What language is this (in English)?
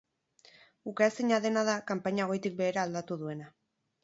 Basque